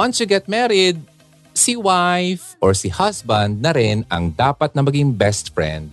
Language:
Filipino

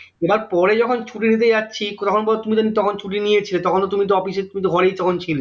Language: Bangla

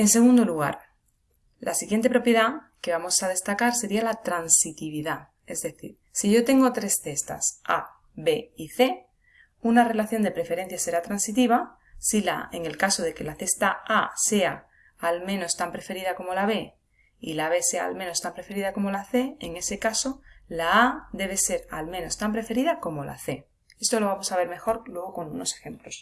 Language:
Spanish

